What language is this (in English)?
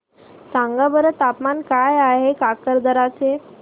Marathi